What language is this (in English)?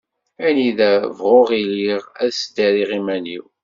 Kabyle